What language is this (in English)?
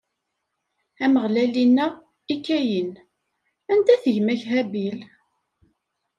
Kabyle